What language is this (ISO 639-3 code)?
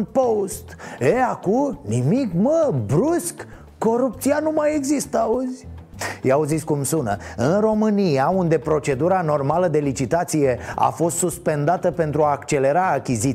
ron